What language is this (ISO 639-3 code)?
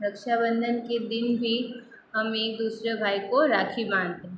hin